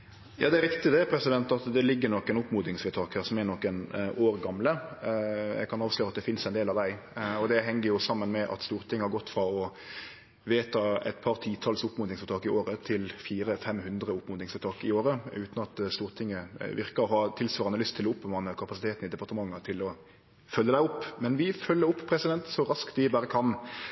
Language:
Norwegian Nynorsk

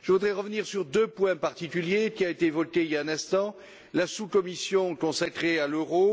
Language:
French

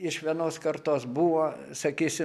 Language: Lithuanian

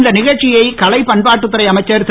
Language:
Tamil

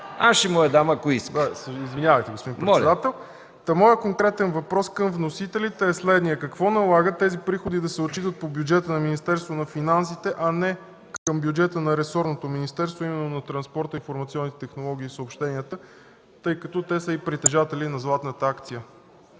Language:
Bulgarian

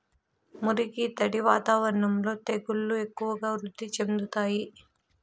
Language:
Telugu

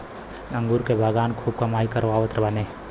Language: Bhojpuri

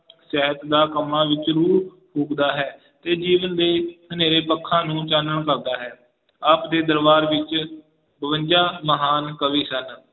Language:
Punjabi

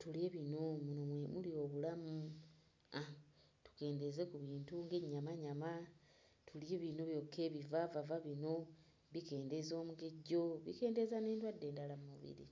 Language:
Ganda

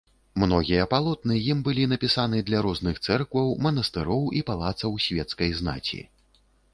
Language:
Belarusian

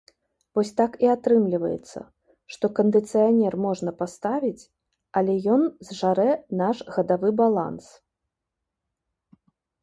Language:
Belarusian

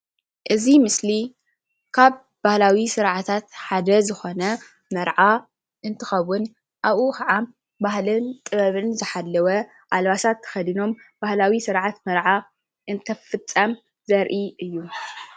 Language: Tigrinya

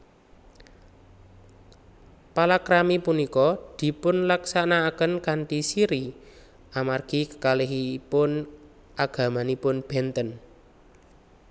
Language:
Javanese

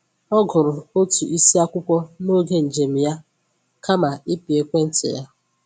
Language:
Igbo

